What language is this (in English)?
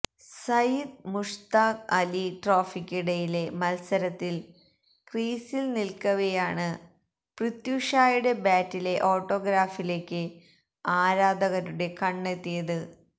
Malayalam